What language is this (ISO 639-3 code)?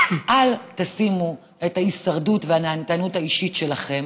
heb